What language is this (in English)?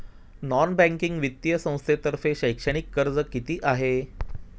Marathi